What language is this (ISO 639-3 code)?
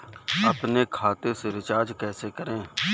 hin